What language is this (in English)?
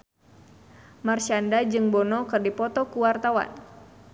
Sundanese